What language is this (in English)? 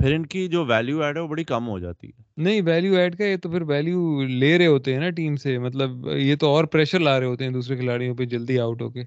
Urdu